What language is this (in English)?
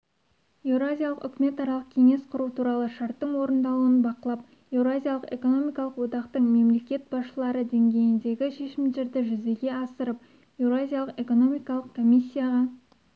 Kazakh